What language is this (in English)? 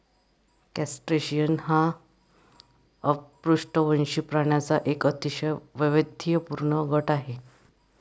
Marathi